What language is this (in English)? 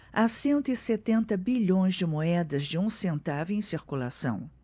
Portuguese